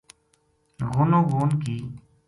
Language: Gujari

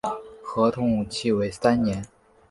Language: Chinese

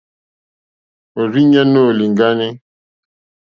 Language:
Mokpwe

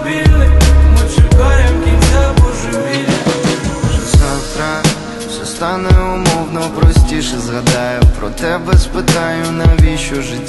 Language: Ukrainian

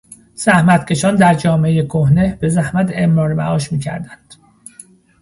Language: Persian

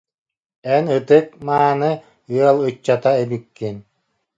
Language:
Yakut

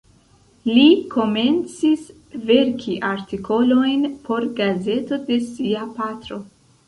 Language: Esperanto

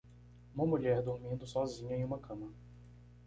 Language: Portuguese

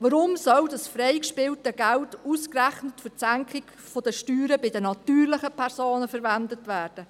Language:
Swiss German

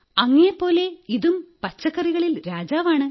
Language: Malayalam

